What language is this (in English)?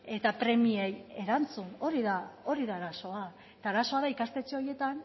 Basque